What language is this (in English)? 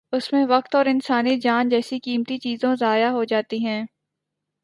Urdu